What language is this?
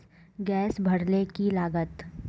Magahi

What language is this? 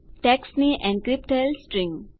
Gujarati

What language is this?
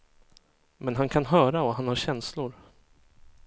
Swedish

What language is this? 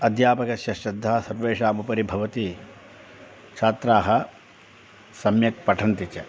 Sanskrit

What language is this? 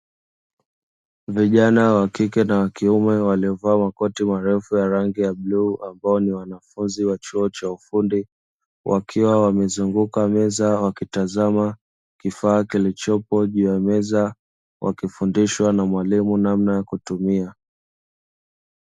Swahili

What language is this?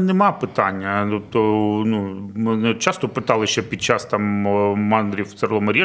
Ukrainian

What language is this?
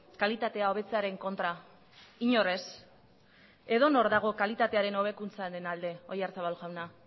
Basque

